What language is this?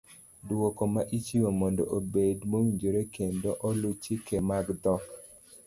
Luo (Kenya and Tanzania)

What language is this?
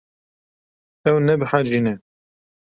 Kurdish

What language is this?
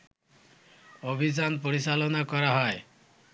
Bangla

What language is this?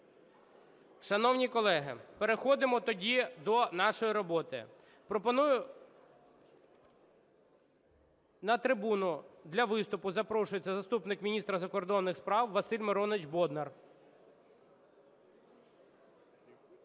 Ukrainian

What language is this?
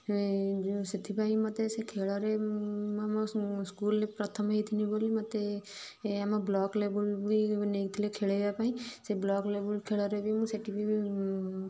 Odia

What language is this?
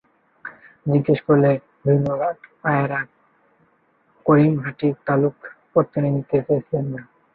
Bangla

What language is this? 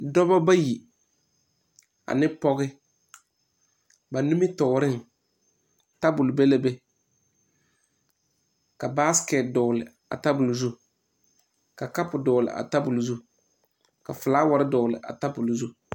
Southern Dagaare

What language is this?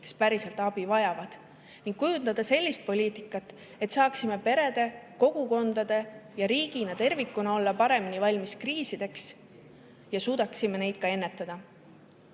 Estonian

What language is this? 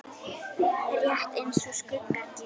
Icelandic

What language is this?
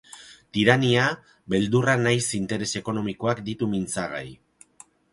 Basque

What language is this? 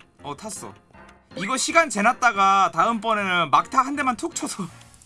Korean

